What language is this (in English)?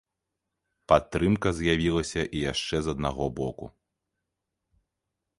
Belarusian